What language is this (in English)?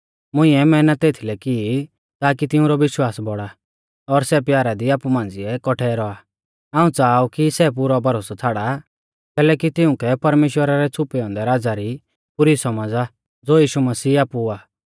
Mahasu Pahari